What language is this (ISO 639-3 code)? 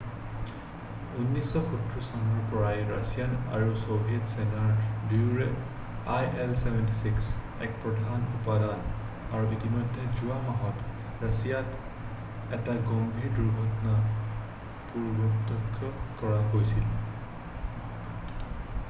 asm